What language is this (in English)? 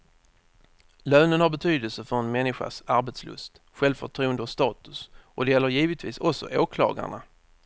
Swedish